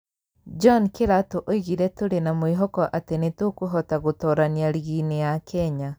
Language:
Kikuyu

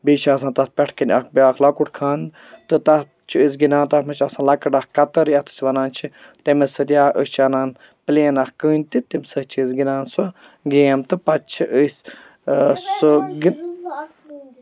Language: Kashmiri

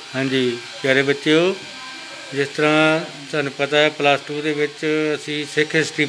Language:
Punjabi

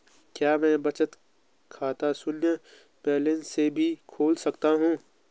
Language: Hindi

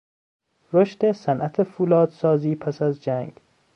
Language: Persian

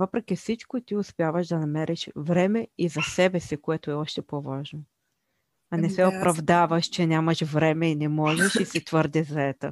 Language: Bulgarian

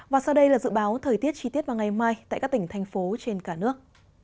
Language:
Vietnamese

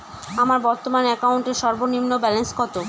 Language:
Bangla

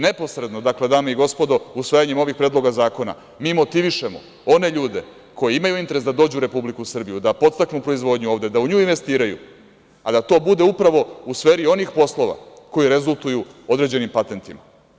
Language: Serbian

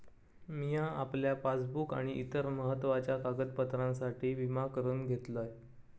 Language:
Marathi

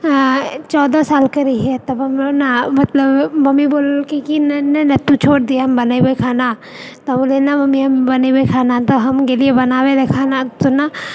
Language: Maithili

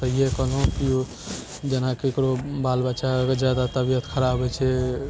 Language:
Maithili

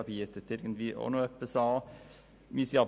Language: Swiss German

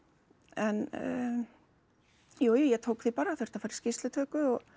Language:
Icelandic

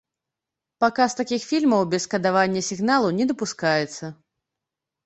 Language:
Belarusian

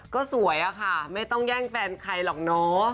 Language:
Thai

